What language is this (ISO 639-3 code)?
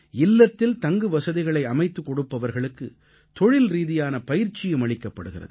tam